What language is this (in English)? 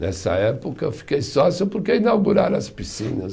Portuguese